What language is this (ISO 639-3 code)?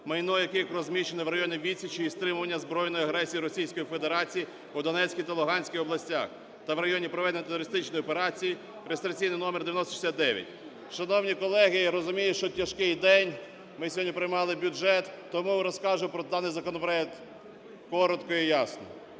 ukr